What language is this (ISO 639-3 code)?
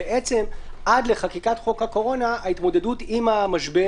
heb